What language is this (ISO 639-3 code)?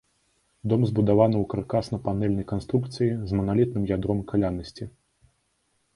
bel